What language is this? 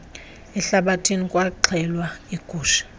Xhosa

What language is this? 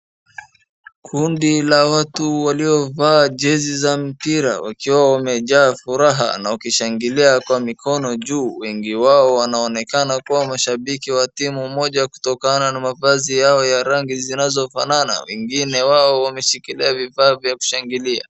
Swahili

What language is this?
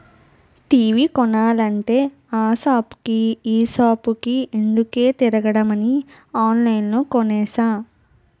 Telugu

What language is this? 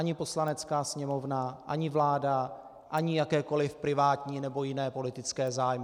Czech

